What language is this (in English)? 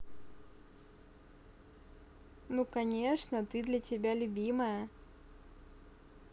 Russian